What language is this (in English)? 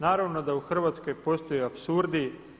Croatian